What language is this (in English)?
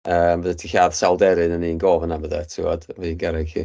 Welsh